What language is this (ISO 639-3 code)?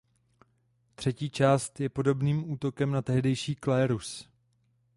ces